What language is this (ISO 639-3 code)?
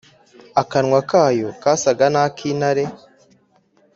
kin